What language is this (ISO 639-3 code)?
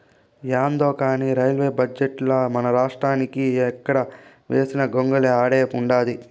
tel